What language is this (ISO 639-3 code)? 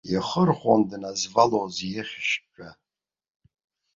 abk